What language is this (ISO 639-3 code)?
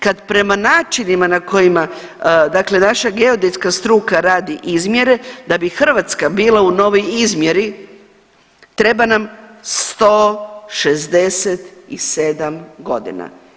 hrv